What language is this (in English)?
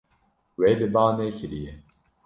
Kurdish